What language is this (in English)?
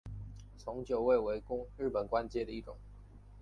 Chinese